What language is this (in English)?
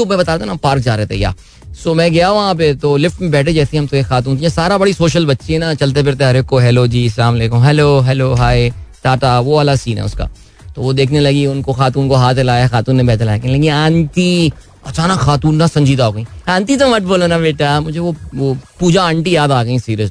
Hindi